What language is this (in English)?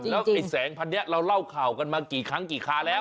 Thai